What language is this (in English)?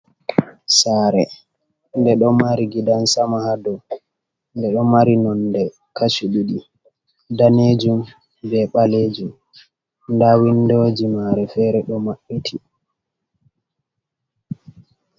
Fula